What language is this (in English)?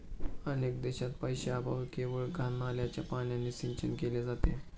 Marathi